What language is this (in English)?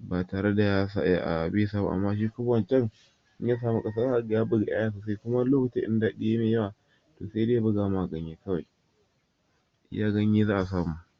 Hausa